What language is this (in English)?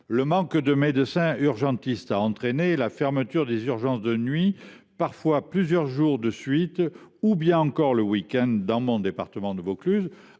French